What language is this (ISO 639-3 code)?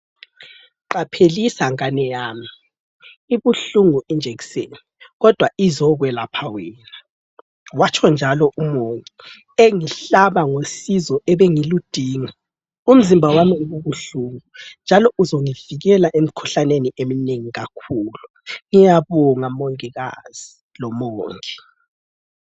nde